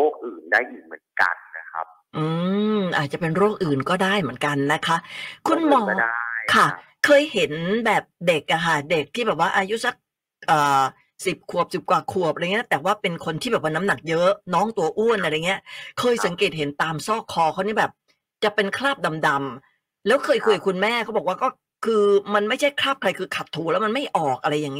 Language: Thai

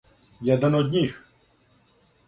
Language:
Serbian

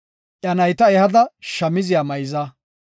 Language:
Gofa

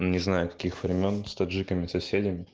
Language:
Russian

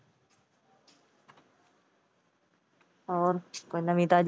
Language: Punjabi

